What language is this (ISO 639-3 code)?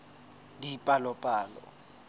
sot